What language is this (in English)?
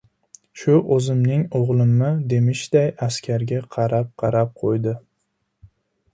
Uzbek